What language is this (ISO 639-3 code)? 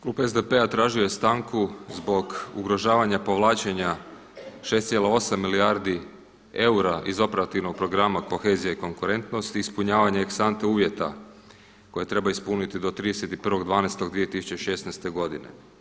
hrv